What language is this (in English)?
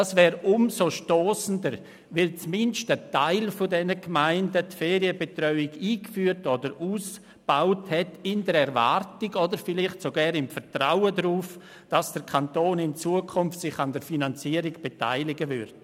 Swiss German